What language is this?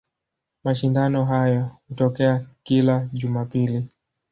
Swahili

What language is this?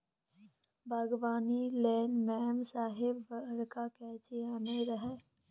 Maithili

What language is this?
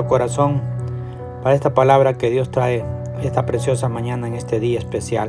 Spanish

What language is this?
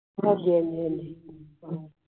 Punjabi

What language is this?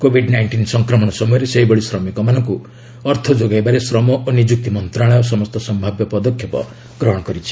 Odia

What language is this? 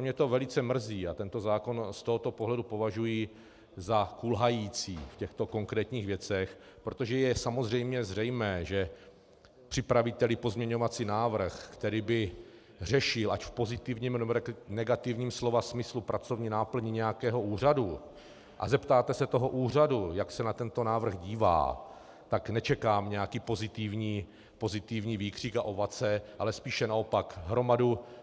Czech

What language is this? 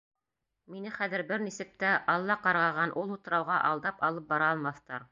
Bashkir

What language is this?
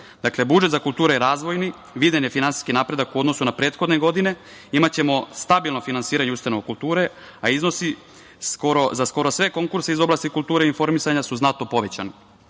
Serbian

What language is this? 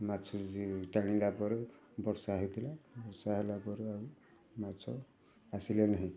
Odia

